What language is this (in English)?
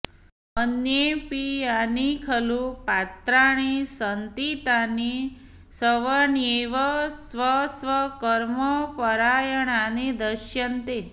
Sanskrit